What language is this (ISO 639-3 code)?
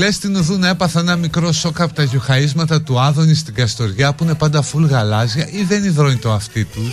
ell